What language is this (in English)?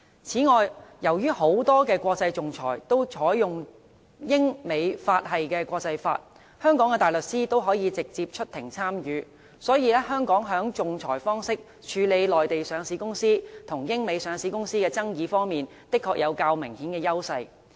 Cantonese